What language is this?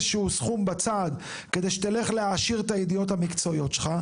Hebrew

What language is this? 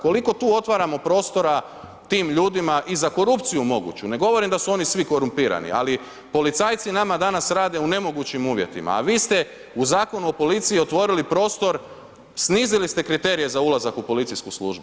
Croatian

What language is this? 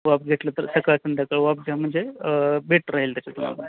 Marathi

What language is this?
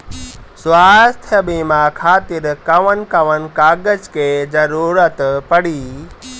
Bhojpuri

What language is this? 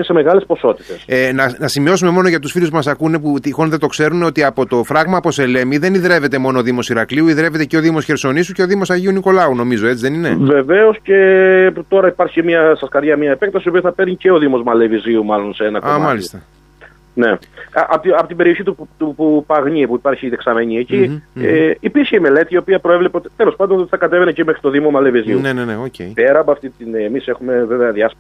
Greek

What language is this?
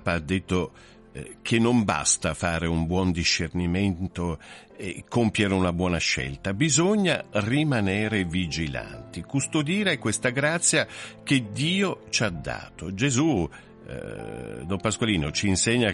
Italian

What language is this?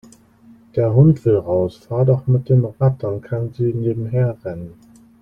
German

